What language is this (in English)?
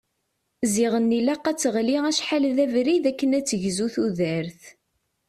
Kabyle